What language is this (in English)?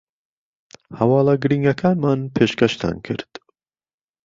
Central Kurdish